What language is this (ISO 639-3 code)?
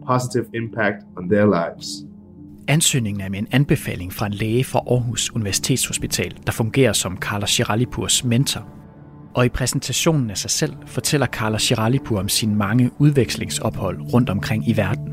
dan